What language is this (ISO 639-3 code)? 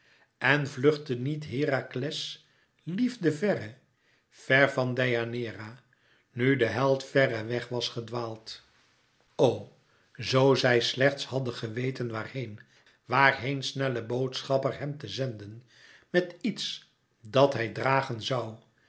nld